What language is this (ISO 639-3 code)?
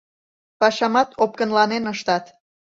chm